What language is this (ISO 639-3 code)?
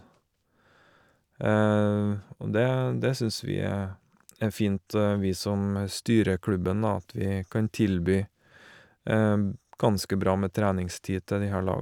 nor